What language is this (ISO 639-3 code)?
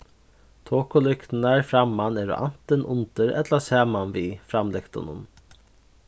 fao